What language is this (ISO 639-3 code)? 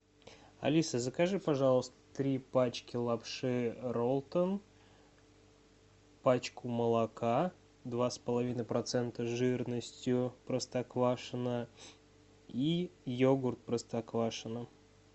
rus